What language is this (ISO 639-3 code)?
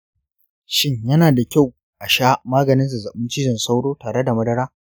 hau